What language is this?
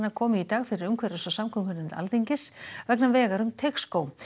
Icelandic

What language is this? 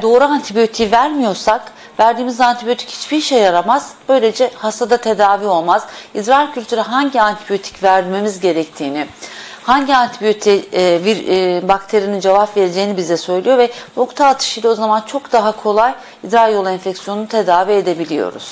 Turkish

